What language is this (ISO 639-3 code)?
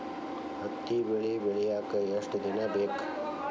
kan